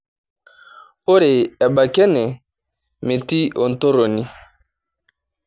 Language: Masai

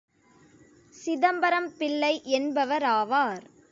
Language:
Tamil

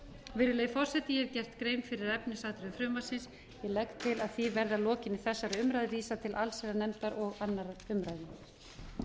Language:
Icelandic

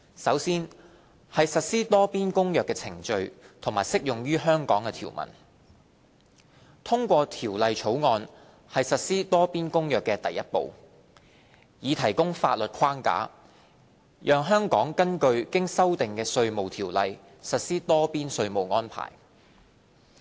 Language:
Cantonese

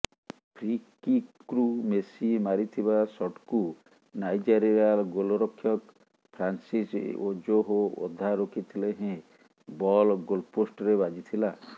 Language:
Odia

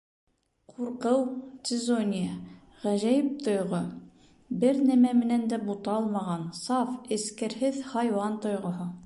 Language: Bashkir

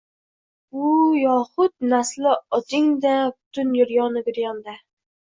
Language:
Uzbek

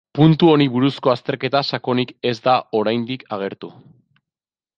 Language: Basque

